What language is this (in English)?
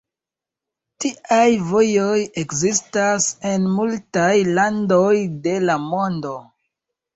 Esperanto